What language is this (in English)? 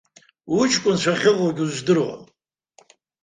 Abkhazian